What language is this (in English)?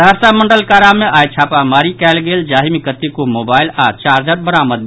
Maithili